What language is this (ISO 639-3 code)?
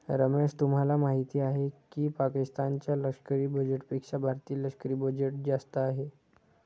mar